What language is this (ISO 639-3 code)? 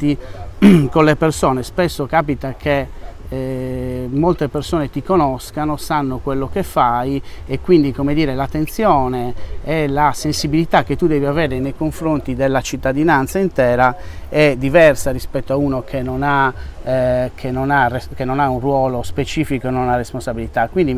ita